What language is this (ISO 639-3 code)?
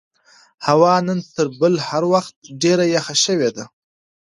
pus